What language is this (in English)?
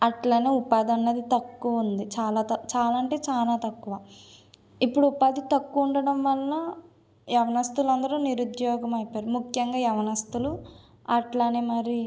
Telugu